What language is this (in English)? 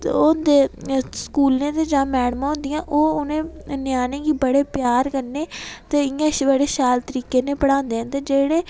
Dogri